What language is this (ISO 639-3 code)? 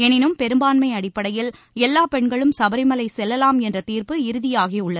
tam